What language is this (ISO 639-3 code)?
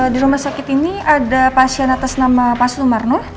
ind